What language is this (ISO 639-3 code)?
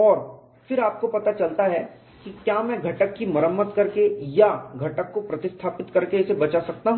hin